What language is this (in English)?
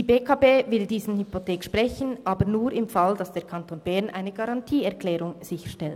Swiss German